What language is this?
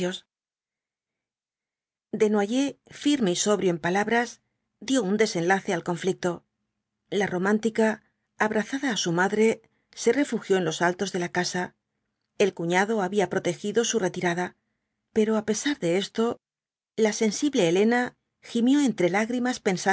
Spanish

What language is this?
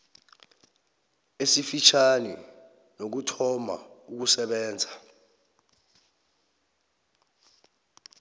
South Ndebele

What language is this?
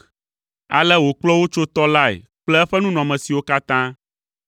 Ewe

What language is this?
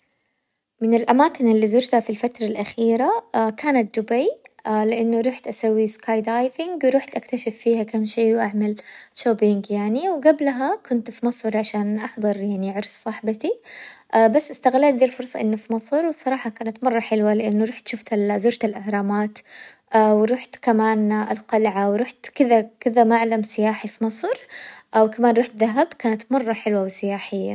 Hijazi Arabic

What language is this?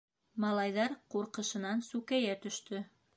Bashkir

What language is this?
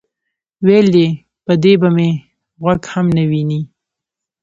Pashto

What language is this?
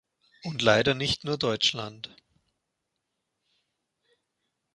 German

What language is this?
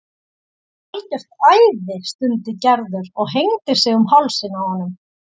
Icelandic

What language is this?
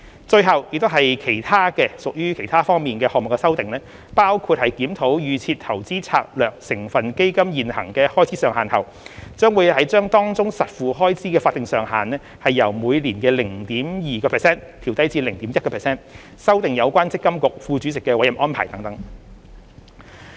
Cantonese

